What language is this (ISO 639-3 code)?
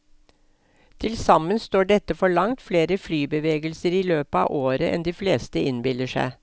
nor